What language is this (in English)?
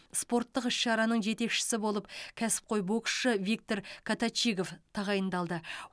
Kazakh